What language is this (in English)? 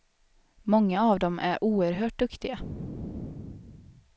Swedish